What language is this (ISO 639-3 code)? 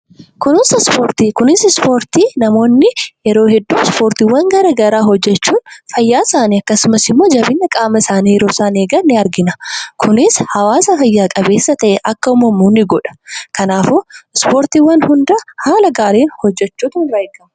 orm